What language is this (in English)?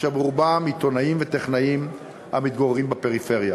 Hebrew